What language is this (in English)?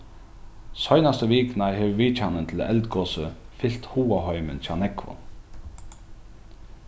Faroese